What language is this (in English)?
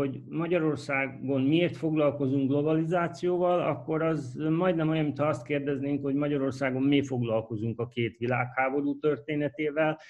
Hungarian